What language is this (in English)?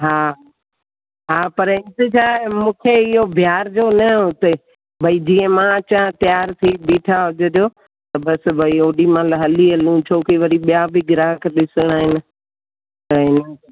Sindhi